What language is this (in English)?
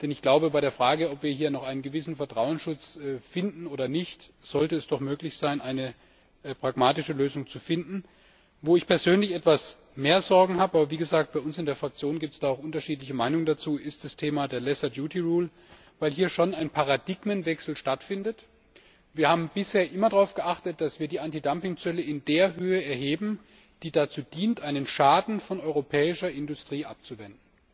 German